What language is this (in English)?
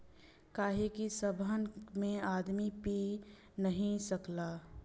Bhojpuri